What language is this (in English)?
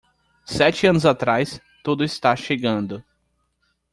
Portuguese